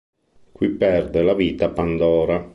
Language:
Italian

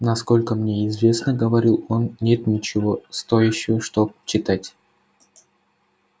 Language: Russian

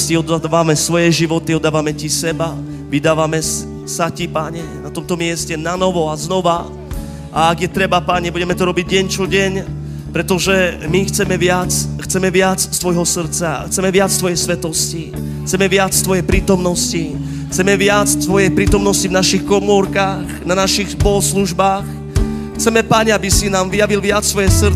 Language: Slovak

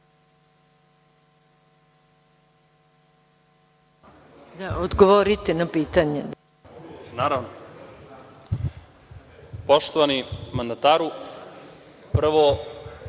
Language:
Serbian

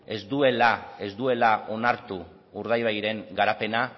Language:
Basque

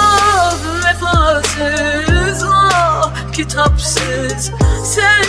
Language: Turkish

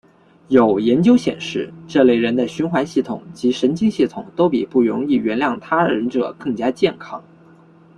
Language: Chinese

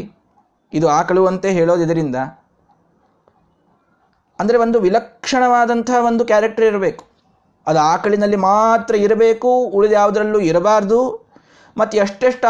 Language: Kannada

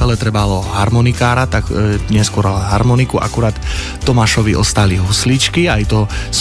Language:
Slovak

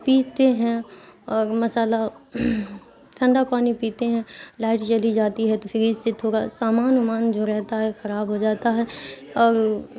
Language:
Urdu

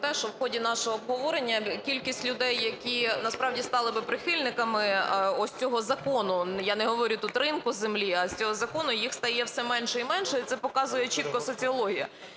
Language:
Ukrainian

